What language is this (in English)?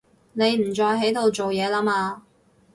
Cantonese